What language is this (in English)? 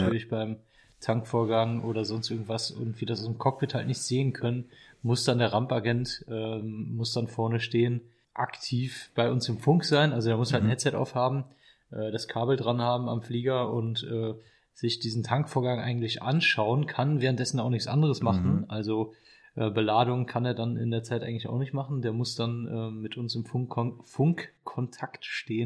German